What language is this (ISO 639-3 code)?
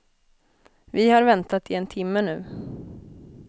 swe